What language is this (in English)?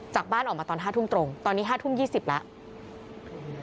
Thai